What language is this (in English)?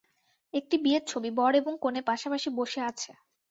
Bangla